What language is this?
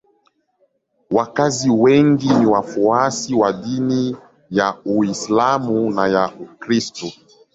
Swahili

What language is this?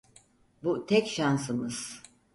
Turkish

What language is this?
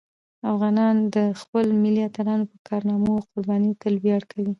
Pashto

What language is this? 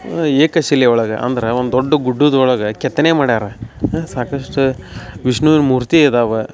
Kannada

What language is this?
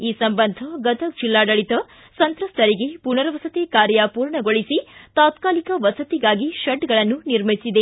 Kannada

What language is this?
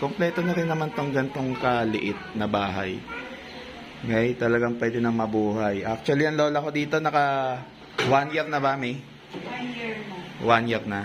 Filipino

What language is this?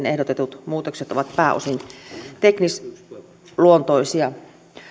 Finnish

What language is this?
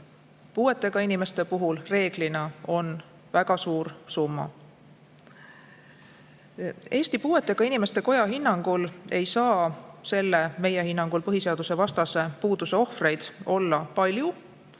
Estonian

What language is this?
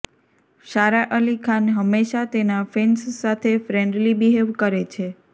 Gujarati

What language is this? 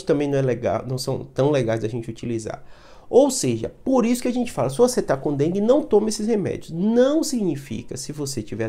Portuguese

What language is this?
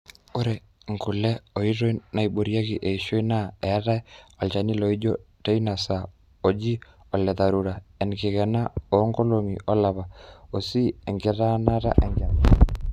Masai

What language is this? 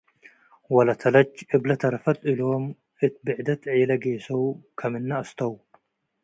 Tigre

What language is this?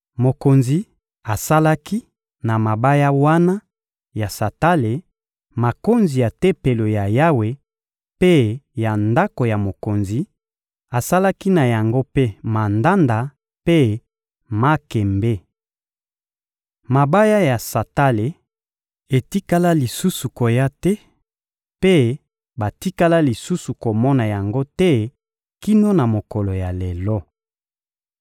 Lingala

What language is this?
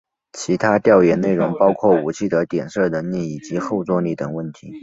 Chinese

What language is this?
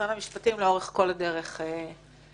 Hebrew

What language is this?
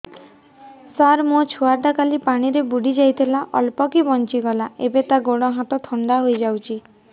Odia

